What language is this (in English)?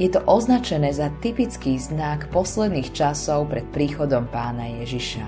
Slovak